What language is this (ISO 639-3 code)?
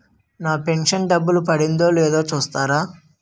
tel